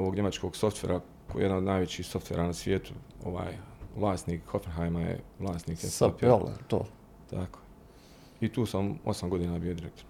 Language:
Croatian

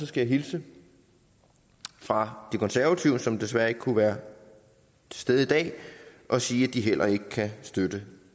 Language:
Danish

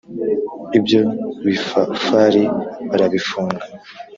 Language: Kinyarwanda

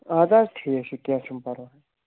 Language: Kashmiri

